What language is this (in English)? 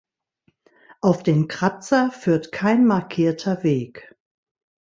German